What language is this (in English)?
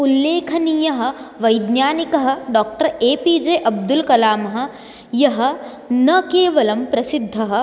Sanskrit